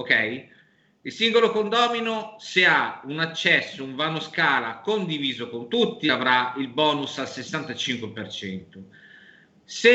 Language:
Italian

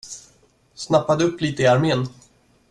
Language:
Swedish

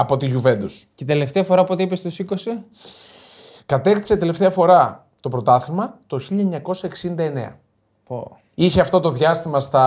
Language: Greek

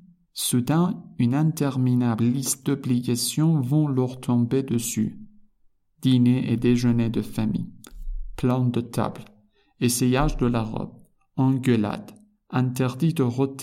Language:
Persian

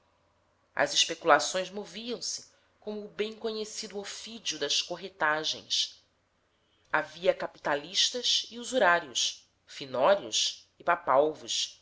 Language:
Portuguese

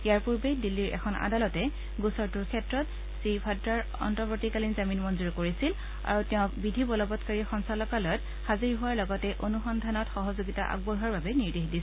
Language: Assamese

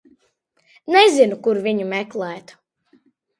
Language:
Latvian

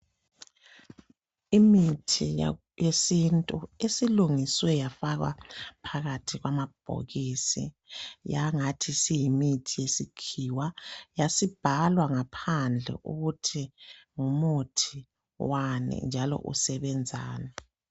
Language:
North Ndebele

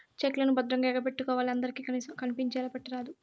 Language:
Telugu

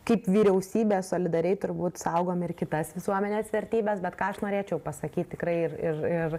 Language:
Lithuanian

